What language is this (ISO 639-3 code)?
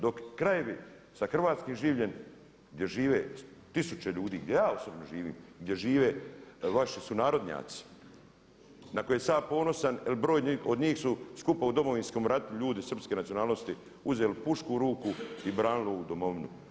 hrv